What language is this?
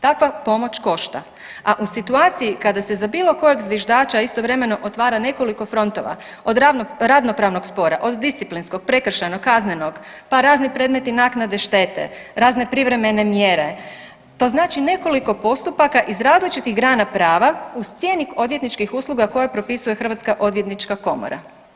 Croatian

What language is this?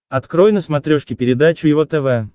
Russian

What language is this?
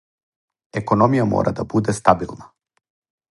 Serbian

